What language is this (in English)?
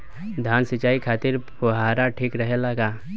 Bhojpuri